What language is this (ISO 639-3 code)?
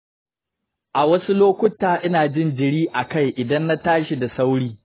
hau